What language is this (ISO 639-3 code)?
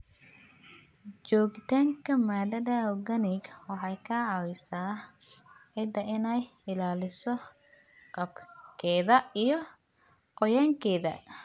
som